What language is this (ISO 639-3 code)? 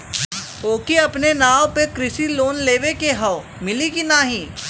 bho